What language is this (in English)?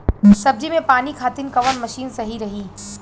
Bhojpuri